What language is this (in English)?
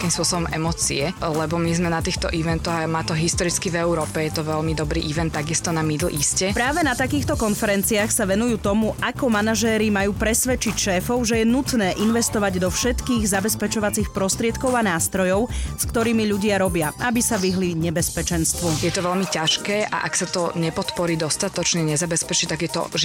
Slovak